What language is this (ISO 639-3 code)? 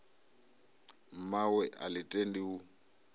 ven